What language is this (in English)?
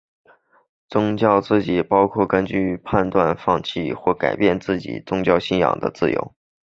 Chinese